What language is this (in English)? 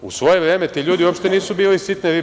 Serbian